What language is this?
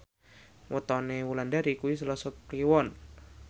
Javanese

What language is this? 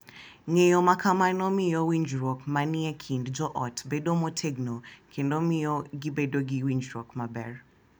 Luo (Kenya and Tanzania)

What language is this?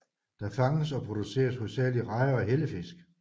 Danish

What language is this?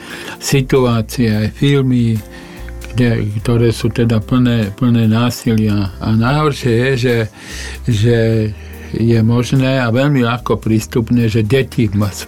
Slovak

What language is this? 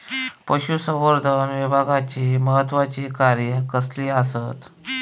Marathi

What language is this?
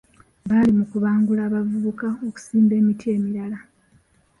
Ganda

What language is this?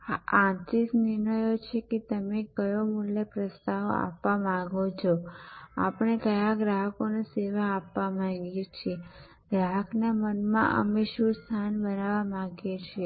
Gujarati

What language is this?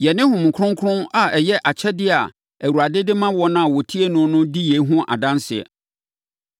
Akan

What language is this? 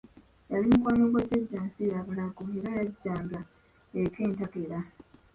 Ganda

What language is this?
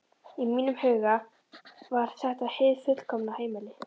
Icelandic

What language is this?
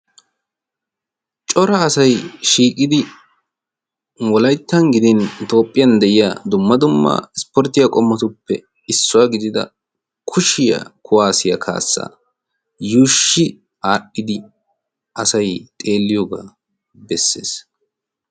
Wolaytta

